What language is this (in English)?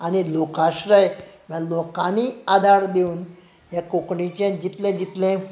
Konkani